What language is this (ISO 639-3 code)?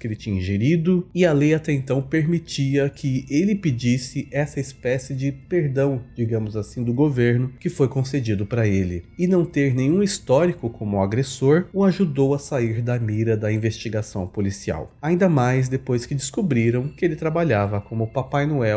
por